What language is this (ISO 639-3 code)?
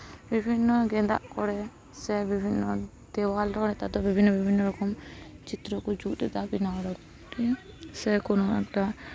sat